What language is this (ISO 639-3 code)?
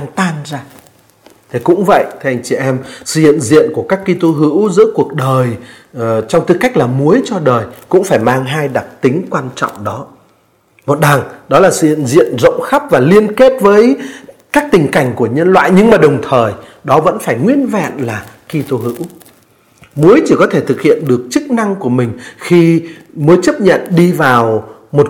vie